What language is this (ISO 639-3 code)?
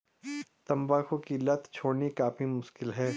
hin